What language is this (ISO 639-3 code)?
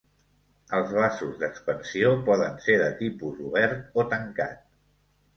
cat